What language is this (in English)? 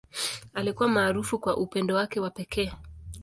Swahili